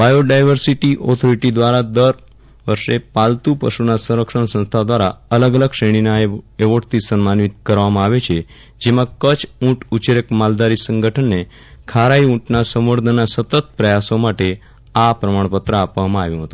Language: Gujarati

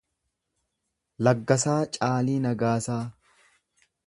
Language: Oromo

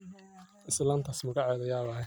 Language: Somali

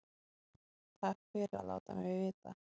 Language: Icelandic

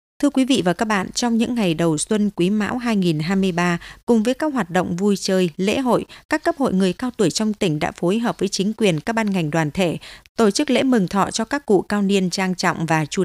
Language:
Vietnamese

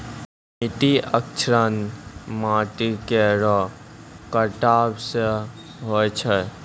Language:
Maithili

